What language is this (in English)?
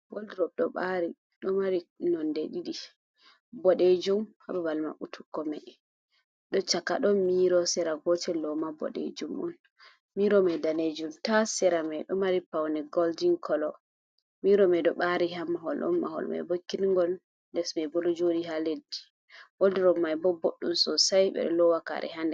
Fula